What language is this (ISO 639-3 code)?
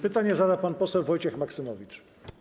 pol